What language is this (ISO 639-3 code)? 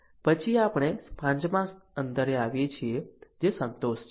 guj